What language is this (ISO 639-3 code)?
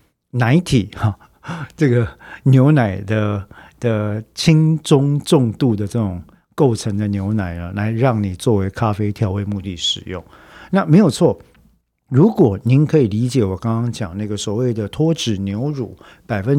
zho